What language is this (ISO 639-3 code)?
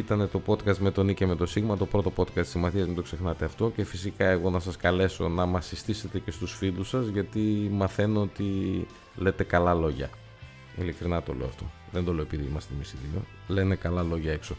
ell